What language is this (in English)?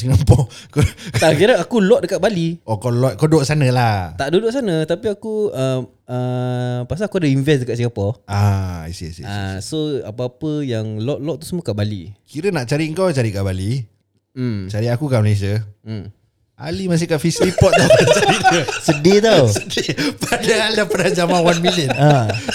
Malay